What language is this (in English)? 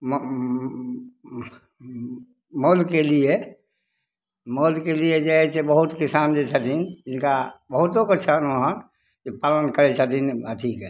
Maithili